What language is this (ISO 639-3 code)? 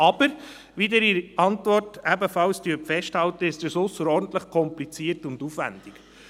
gsw